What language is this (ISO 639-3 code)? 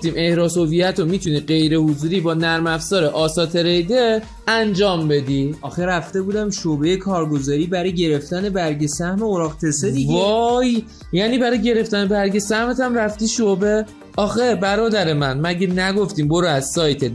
fas